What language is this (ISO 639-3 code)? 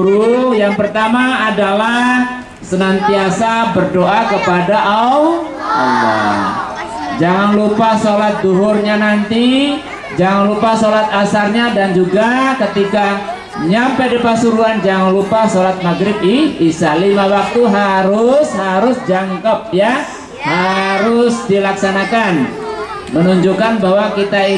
ind